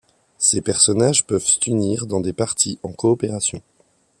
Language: French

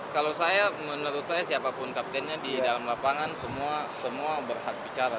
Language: Indonesian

